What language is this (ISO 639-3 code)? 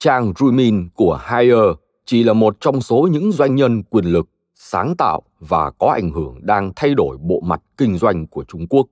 vie